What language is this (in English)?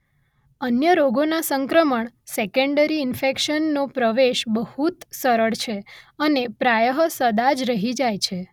Gujarati